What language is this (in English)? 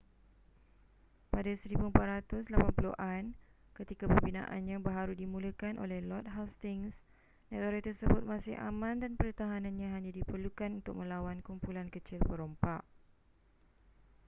Malay